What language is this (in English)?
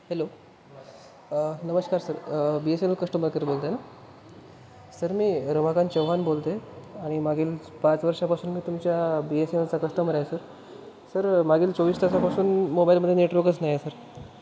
Marathi